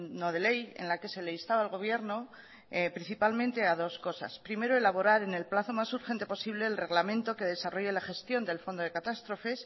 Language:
Spanish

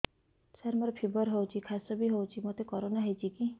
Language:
Odia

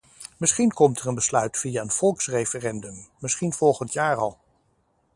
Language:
Dutch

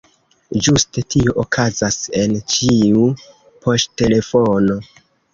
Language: Esperanto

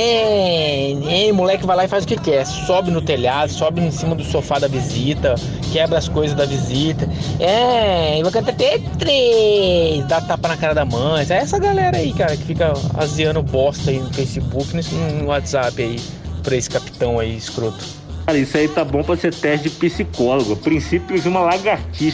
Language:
Portuguese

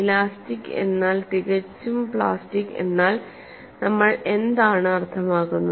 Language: Malayalam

